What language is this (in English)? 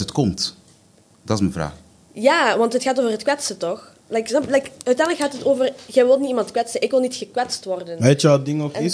Dutch